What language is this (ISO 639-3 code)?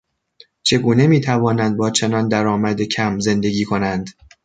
fas